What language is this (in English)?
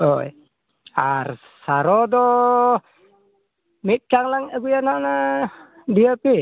Santali